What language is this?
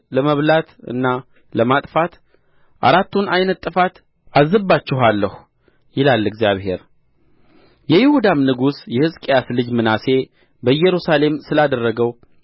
Amharic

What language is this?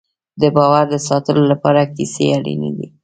Pashto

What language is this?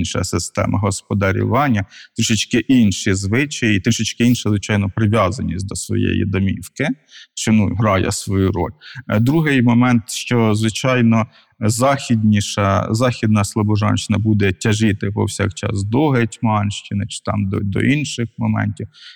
Ukrainian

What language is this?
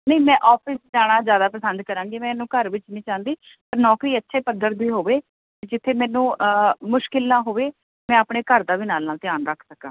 Punjabi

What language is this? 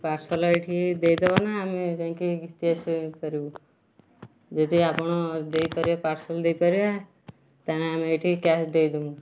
Odia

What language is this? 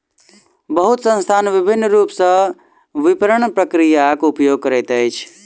Maithili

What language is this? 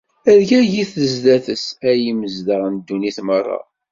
Kabyle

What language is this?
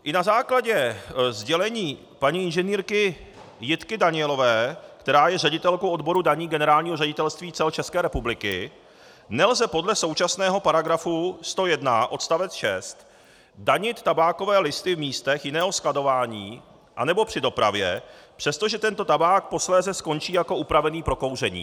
Czech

